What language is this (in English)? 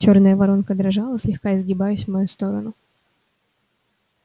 Russian